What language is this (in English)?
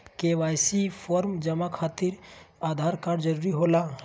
Magahi